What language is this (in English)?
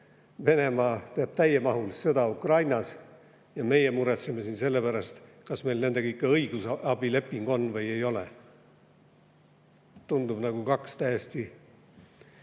Estonian